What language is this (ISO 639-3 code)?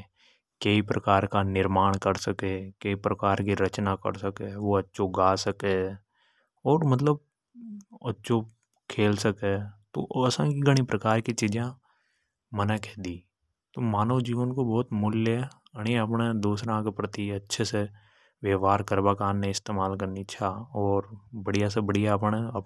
hoj